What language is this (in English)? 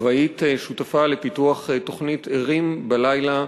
Hebrew